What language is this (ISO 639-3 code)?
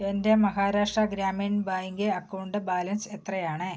mal